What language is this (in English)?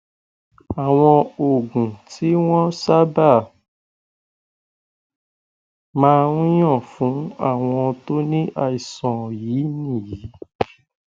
Yoruba